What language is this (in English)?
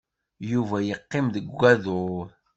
Kabyle